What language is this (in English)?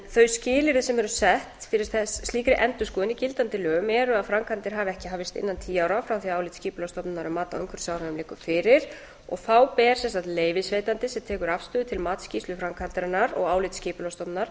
Icelandic